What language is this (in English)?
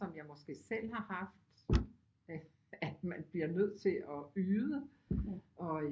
Danish